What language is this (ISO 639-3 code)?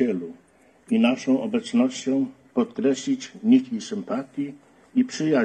pol